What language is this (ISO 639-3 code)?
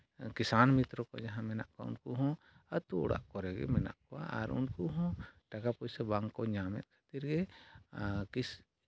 sat